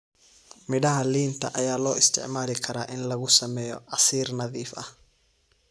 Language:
Somali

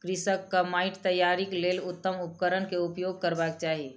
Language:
Maithili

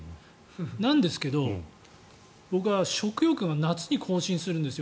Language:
Japanese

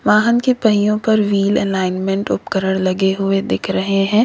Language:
Hindi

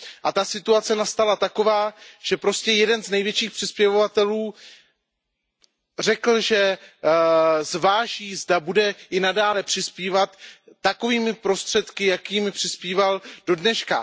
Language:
Czech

